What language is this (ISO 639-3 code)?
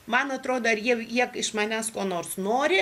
lit